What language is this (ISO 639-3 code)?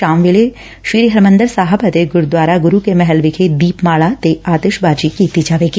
pan